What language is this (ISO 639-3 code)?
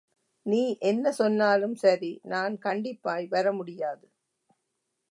tam